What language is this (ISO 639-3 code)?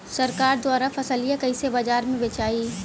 bho